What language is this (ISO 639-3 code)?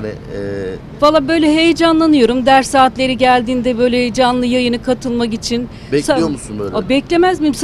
tur